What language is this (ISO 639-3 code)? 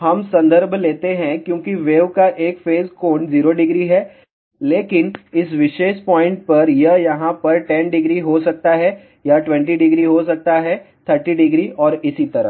hin